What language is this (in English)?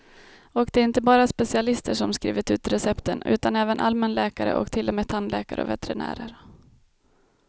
Swedish